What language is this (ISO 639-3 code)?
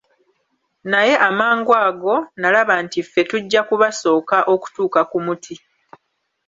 lug